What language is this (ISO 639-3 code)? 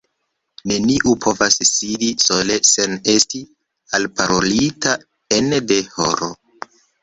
epo